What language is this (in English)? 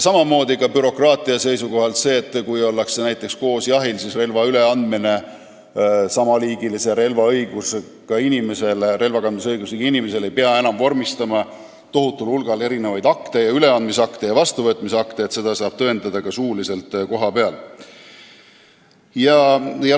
Estonian